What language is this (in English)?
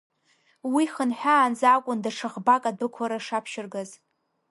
Abkhazian